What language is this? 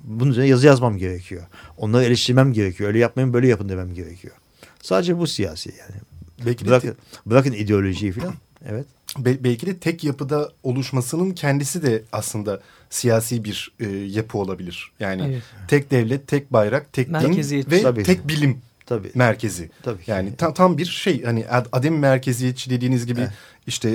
Turkish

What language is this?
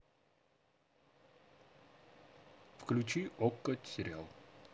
Russian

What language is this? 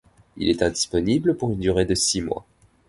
French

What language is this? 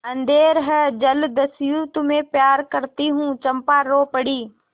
Hindi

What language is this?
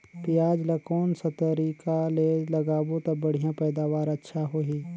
Chhattisgarhi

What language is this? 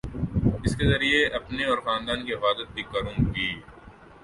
Urdu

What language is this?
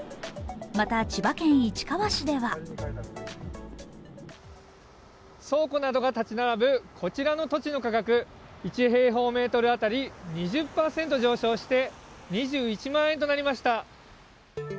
Japanese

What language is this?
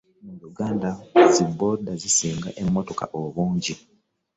Ganda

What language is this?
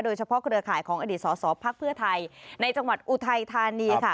Thai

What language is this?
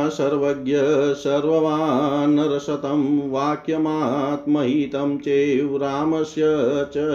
Hindi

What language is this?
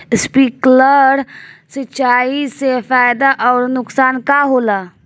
Bhojpuri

